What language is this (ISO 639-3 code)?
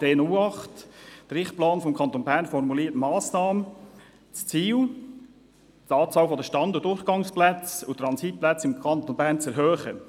gsw